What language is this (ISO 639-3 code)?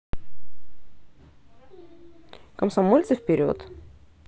rus